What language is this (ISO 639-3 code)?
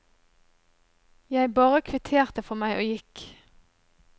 nor